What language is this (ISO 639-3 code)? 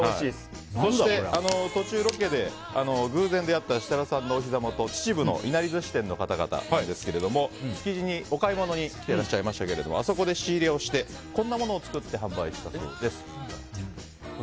jpn